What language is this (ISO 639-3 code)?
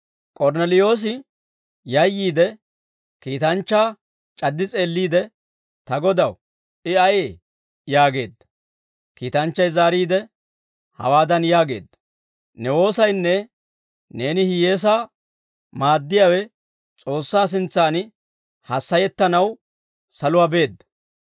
dwr